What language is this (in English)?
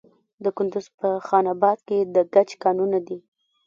Pashto